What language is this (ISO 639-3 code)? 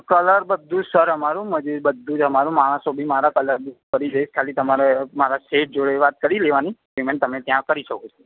guj